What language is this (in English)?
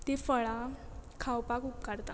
Konkani